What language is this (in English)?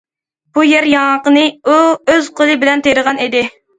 Uyghur